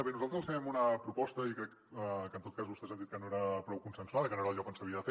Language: Catalan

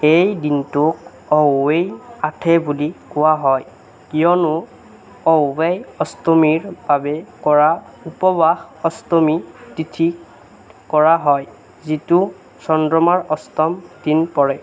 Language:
Assamese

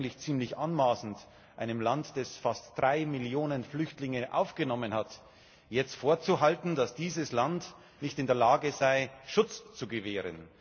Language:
German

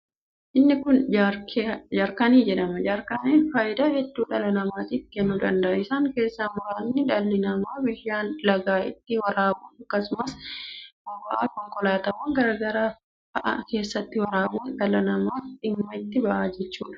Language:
Oromo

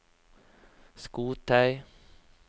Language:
Norwegian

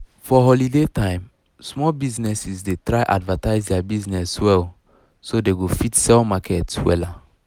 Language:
Nigerian Pidgin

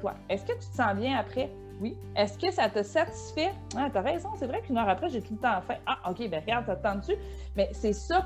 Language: French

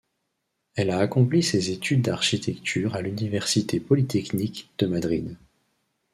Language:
French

